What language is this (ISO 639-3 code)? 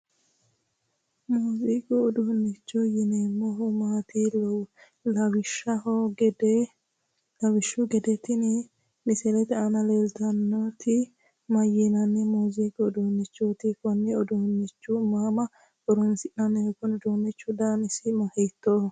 sid